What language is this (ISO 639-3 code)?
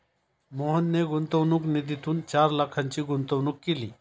mar